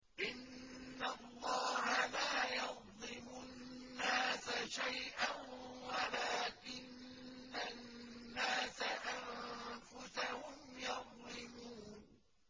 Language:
Arabic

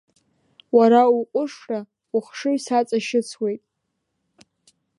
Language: Abkhazian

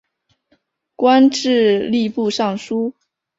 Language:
Chinese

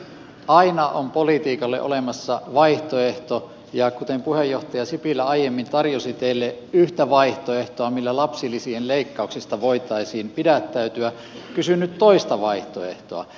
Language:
Finnish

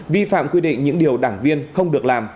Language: Vietnamese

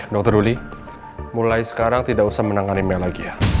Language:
Indonesian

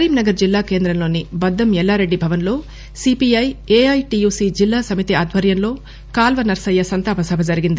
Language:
Telugu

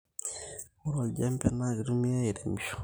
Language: Masai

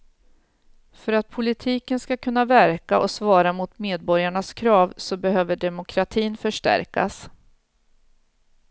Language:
Swedish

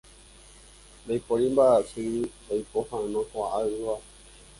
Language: Guarani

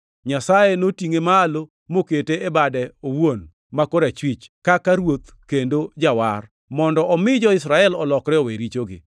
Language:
Luo (Kenya and Tanzania)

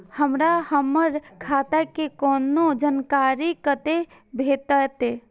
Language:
Maithili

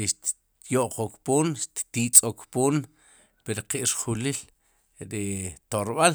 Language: Sipacapense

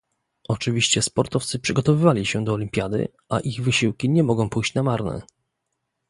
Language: Polish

